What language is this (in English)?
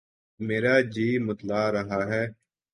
Urdu